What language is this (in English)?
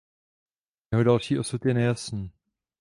Czech